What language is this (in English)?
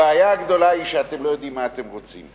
Hebrew